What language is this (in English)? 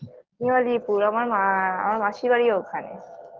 Bangla